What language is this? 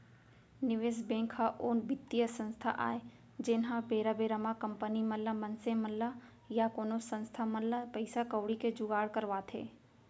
Chhattisgarhi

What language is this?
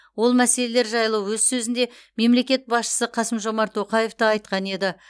Kazakh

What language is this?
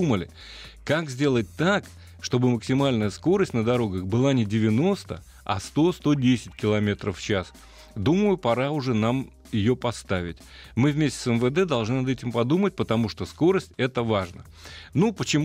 Russian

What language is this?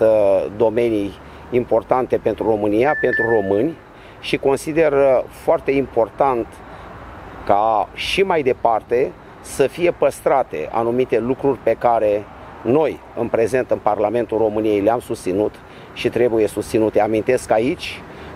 Romanian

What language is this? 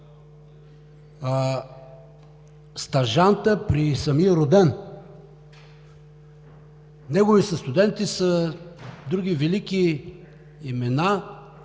Bulgarian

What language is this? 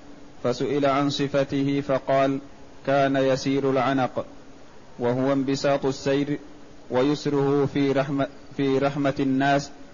Arabic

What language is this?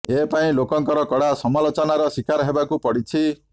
Odia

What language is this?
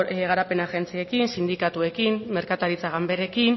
Basque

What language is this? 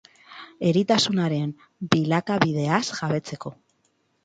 Basque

